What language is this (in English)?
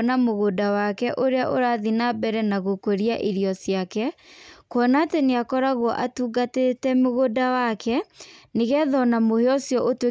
Kikuyu